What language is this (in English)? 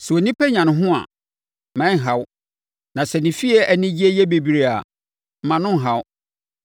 Akan